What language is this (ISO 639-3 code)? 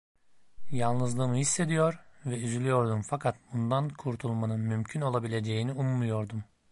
tur